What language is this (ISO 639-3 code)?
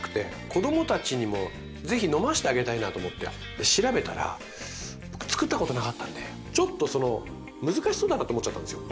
jpn